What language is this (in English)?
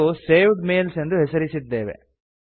Kannada